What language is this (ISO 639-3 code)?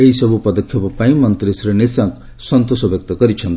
ori